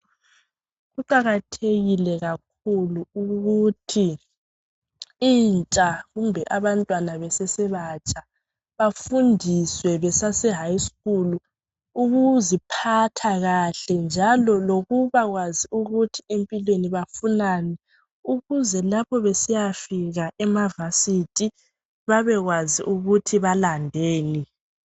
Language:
North Ndebele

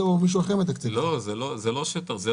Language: Hebrew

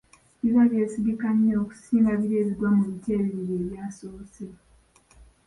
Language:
Ganda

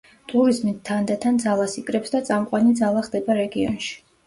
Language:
Georgian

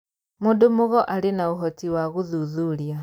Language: Kikuyu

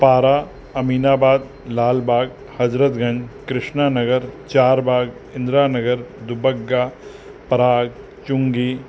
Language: Sindhi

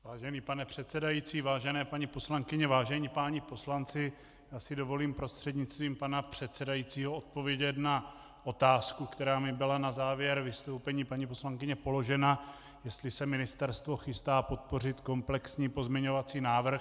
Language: Czech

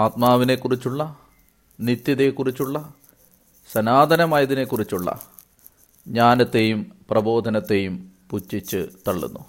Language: Malayalam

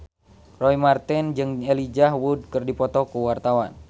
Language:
Sundanese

